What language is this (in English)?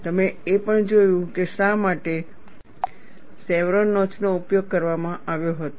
Gujarati